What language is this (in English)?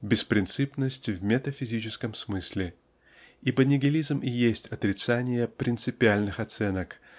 Russian